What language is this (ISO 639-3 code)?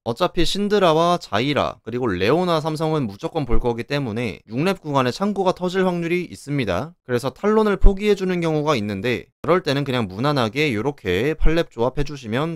kor